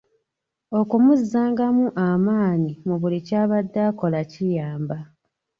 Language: Ganda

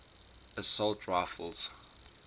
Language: English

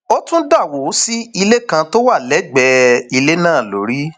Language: Yoruba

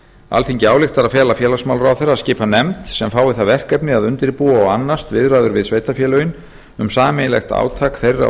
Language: Icelandic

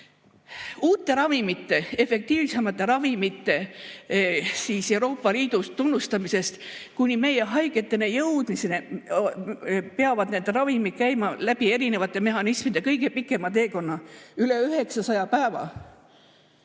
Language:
Estonian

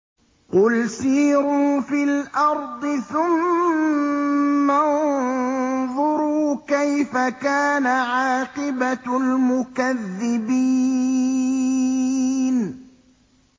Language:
Arabic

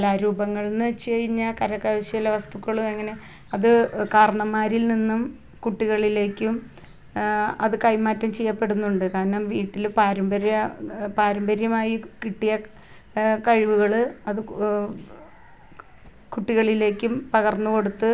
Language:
Malayalam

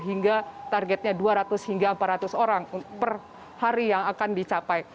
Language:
Indonesian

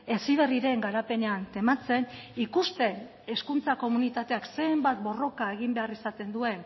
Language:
Basque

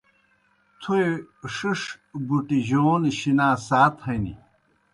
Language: Kohistani Shina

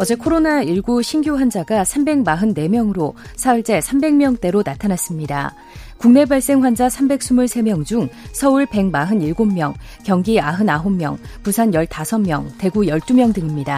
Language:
Korean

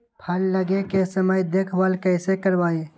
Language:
Magahi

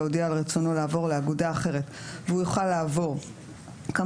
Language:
Hebrew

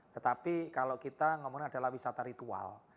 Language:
Indonesian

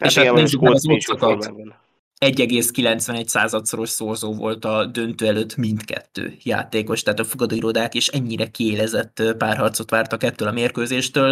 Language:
Hungarian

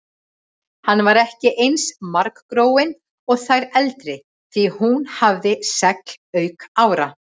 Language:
Icelandic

